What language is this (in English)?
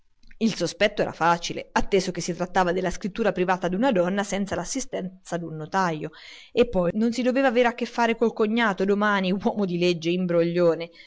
Italian